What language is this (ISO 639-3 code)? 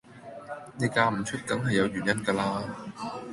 yue